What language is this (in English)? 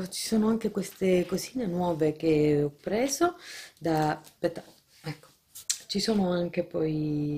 Italian